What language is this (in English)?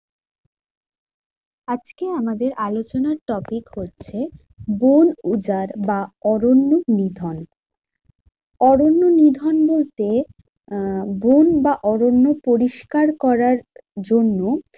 Bangla